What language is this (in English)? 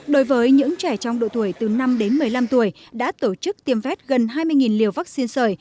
Vietnamese